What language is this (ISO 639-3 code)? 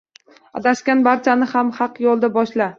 uzb